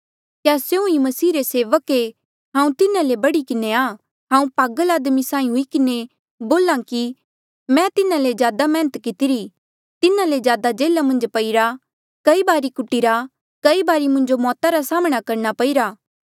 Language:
Mandeali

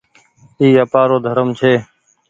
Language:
Goaria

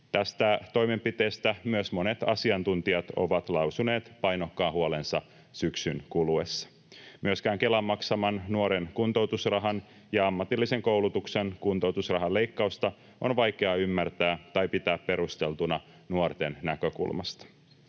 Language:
Finnish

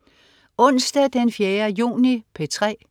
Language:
Danish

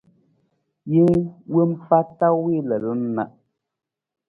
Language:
Nawdm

